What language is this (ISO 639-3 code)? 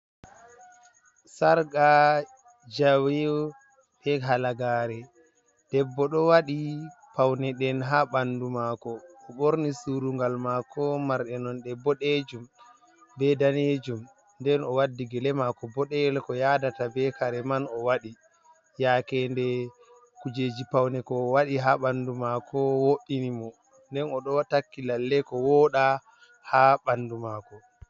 ful